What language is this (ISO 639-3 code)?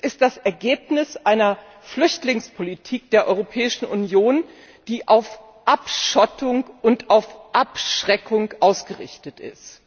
deu